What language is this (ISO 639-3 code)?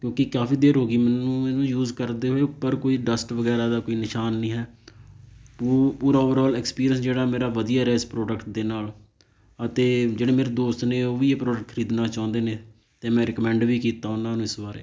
pan